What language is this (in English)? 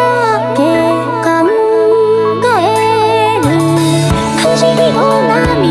Korean